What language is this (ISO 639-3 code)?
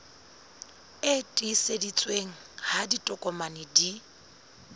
sot